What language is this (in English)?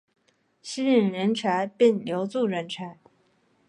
Chinese